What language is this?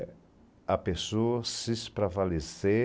Portuguese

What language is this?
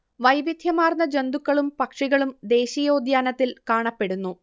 Malayalam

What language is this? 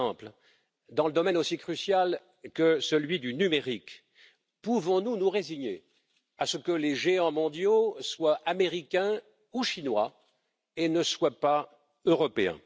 French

